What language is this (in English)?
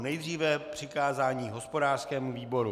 Czech